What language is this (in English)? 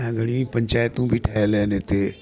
Sindhi